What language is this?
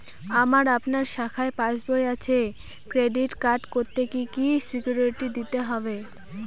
Bangla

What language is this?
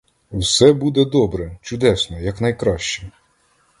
Ukrainian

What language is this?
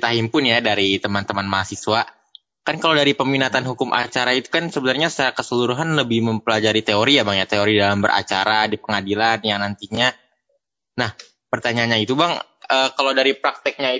Indonesian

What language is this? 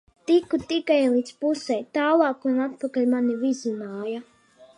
Latvian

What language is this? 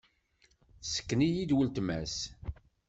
Kabyle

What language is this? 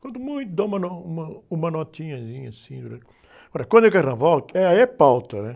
Portuguese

